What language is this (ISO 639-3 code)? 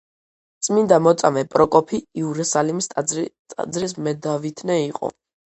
kat